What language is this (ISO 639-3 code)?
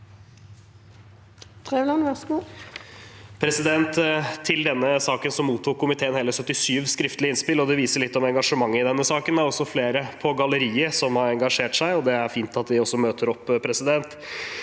nor